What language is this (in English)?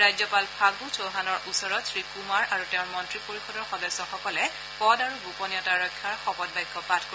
Assamese